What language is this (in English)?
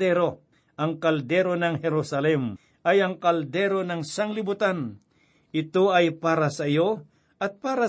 Filipino